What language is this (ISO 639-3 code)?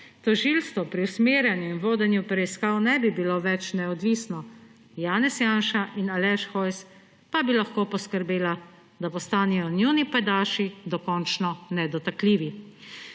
slv